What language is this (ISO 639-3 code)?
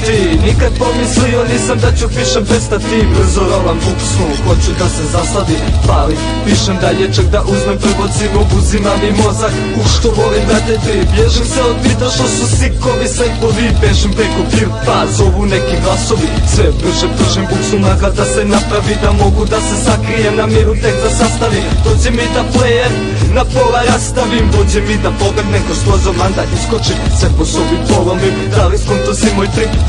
ukr